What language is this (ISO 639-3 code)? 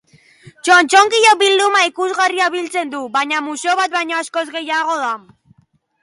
eus